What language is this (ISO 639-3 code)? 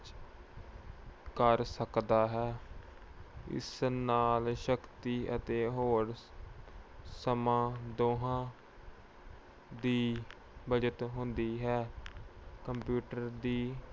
pan